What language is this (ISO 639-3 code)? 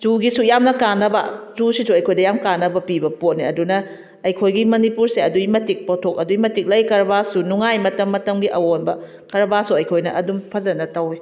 mni